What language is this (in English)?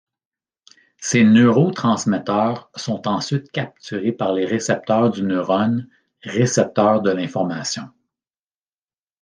French